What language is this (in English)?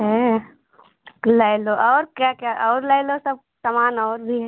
Hindi